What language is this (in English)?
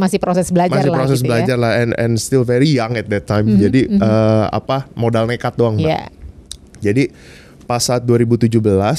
Indonesian